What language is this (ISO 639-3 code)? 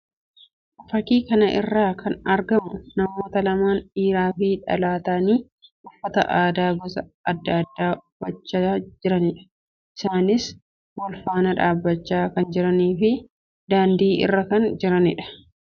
orm